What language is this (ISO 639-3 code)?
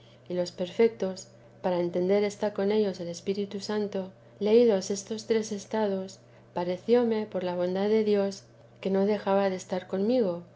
spa